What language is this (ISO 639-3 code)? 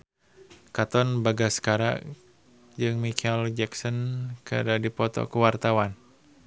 sun